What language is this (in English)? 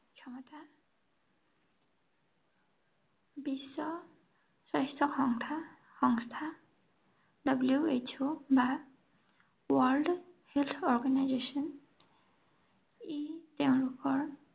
Assamese